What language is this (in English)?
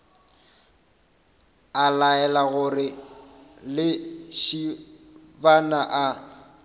Northern Sotho